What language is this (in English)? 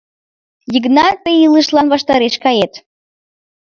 Mari